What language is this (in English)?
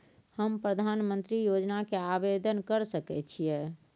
Maithili